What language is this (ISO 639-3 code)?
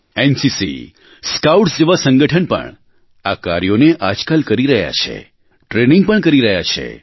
guj